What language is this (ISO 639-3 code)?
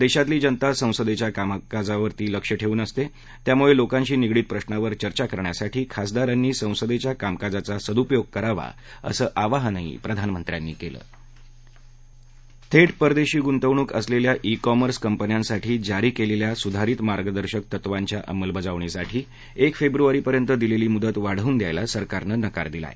mar